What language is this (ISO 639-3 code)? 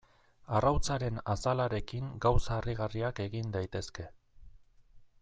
eus